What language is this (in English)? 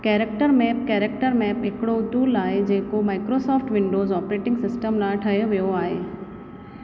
Sindhi